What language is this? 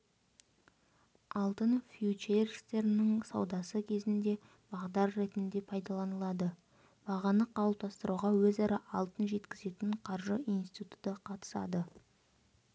Kazakh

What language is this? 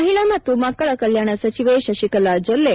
Kannada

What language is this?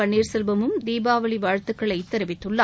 Tamil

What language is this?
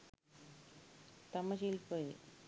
Sinhala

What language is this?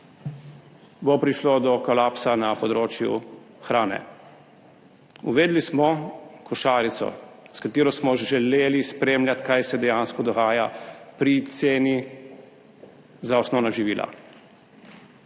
Slovenian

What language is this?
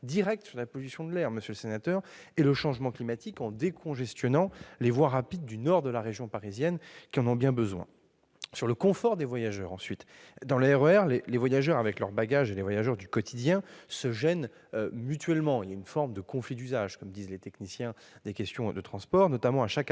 French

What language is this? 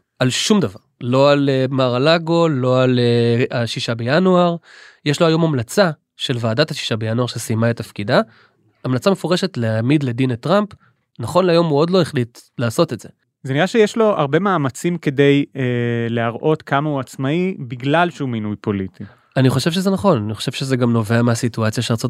Hebrew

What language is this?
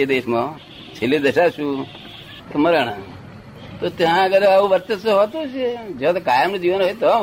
Gujarati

